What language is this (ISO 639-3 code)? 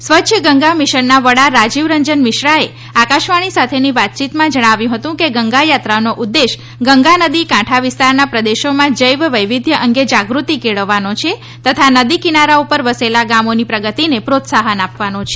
guj